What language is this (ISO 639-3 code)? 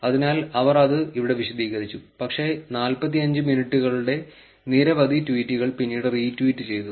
mal